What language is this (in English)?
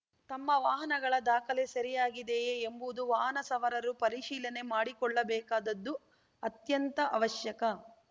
Kannada